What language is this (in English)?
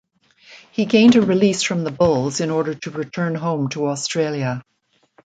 English